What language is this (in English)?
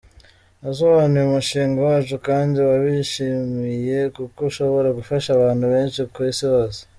Kinyarwanda